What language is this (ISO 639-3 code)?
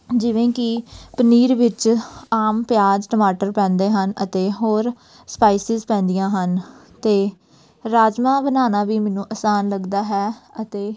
pan